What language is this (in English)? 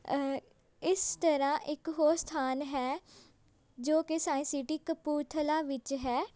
Punjabi